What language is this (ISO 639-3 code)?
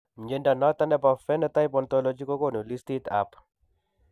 kln